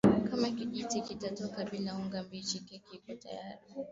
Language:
Swahili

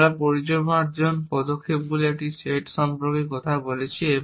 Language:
Bangla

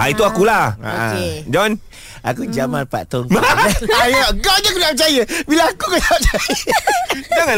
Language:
Malay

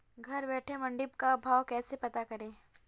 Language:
Hindi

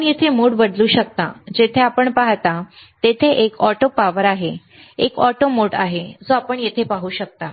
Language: Marathi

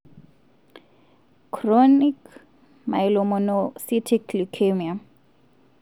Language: Masai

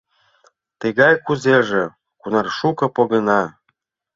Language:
Mari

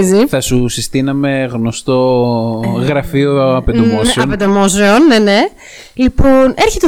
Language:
Greek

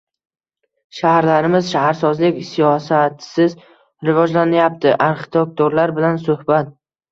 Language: Uzbek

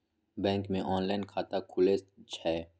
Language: Maithili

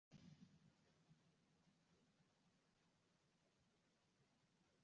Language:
Swahili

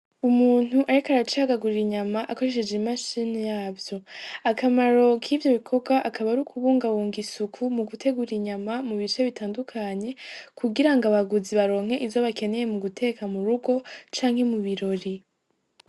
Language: Rundi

